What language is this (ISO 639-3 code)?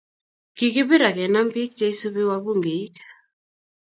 kln